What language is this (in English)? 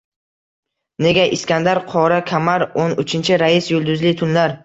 Uzbek